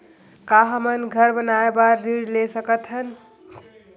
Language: Chhattisgarhi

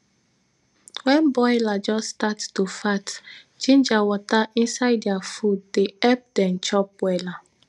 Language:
Nigerian Pidgin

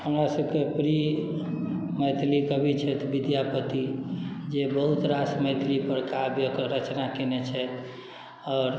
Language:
Maithili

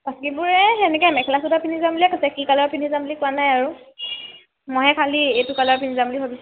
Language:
Assamese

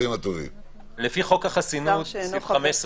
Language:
Hebrew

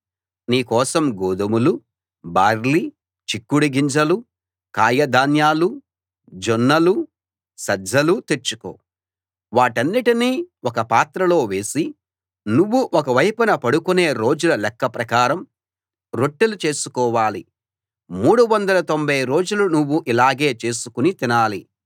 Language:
Telugu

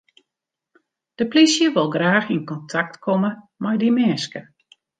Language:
Western Frisian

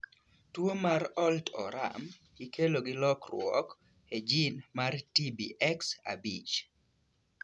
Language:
Luo (Kenya and Tanzania)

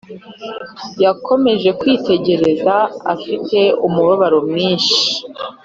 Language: Kinyarwanda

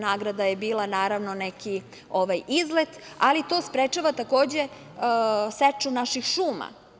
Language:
Serbian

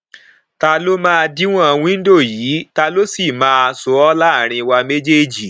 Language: Yoruba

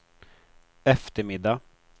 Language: Swedish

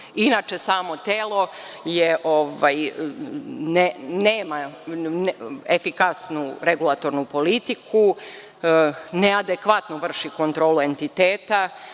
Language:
Serbian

